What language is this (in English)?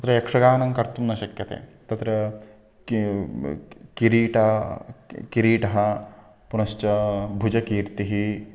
Sanskrit